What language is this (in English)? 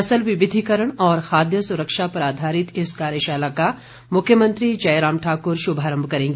Hindi